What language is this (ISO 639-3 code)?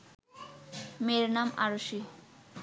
ben